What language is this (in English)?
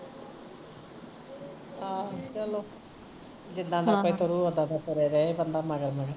Punjabi